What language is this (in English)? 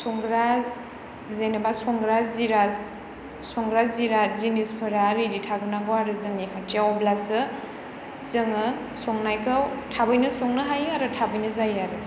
Bodo